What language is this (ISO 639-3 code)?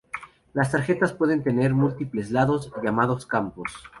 spa